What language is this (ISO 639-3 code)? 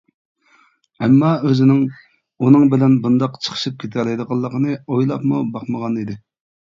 uig